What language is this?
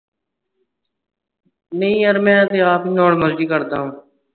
Punjabi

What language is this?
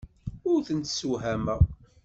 Kabyle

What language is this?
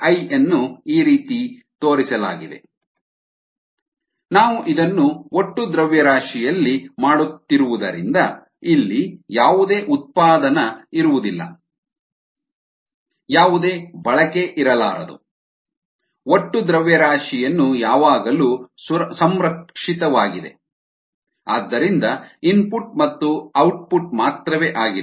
Kannada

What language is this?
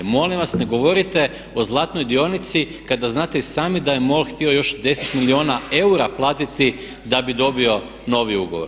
Croatian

